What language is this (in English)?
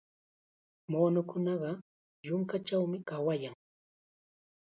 Chiquián Ancash Quechua